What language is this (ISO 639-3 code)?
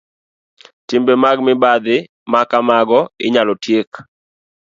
luo